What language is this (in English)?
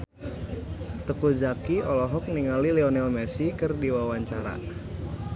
Sundanese